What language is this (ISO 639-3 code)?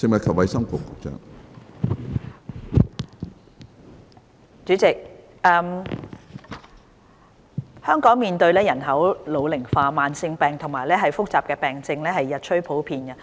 yue